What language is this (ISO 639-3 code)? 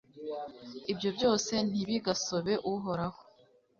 kin